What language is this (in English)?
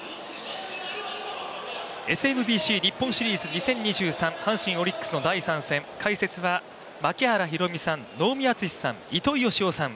Japanese